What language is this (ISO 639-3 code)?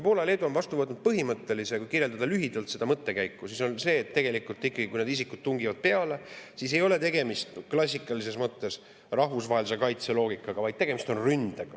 est